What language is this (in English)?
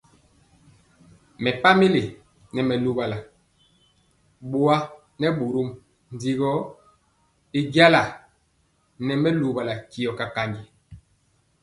Mpiemo